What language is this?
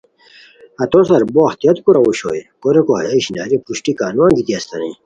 Khowar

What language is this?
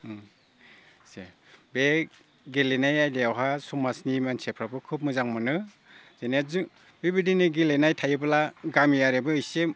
Bodo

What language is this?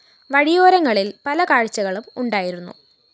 Malayalam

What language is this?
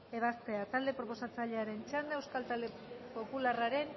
Basque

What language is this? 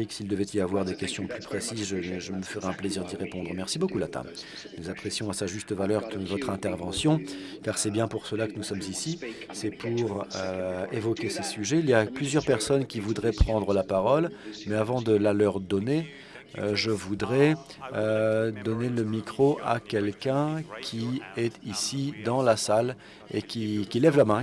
French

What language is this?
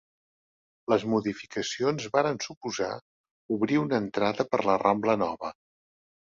Catalan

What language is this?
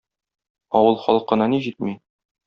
Tatar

